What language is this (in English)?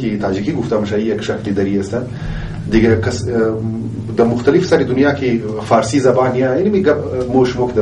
Persian